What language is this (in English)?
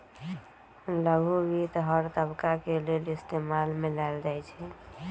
Magahi